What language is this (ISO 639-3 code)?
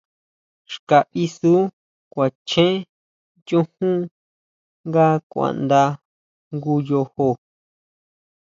mau